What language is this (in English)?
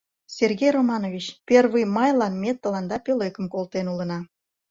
Mari